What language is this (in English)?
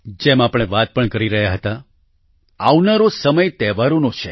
Gujarati